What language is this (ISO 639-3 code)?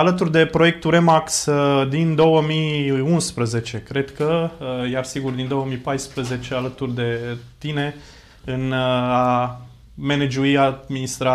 ron